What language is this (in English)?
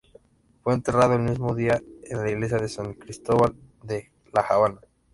Spanish